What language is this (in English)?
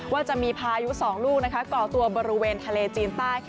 Thai